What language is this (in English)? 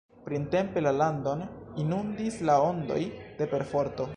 Esperanto